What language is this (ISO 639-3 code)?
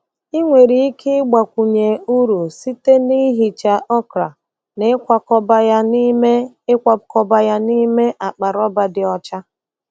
ibo